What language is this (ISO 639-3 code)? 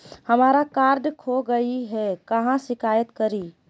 mag